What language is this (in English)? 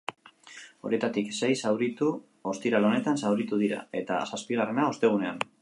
Basque